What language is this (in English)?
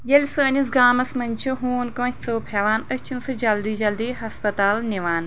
Kashmiri